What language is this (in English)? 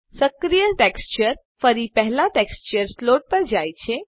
Gujarati